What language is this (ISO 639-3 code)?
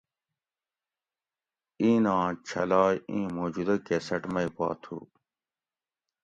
gwc